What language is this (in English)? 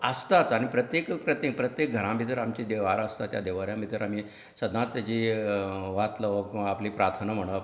Konkani